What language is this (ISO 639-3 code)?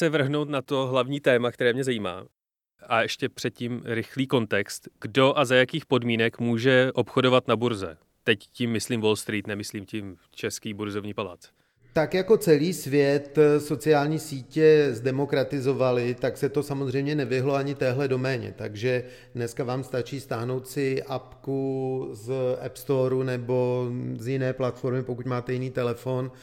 ces